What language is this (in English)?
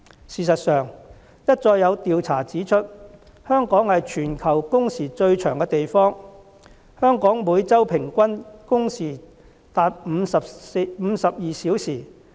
Cantonese